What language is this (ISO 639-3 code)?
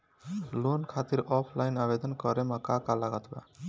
bho